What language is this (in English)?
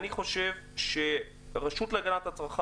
Hebrew